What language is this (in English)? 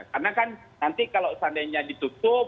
Indonesian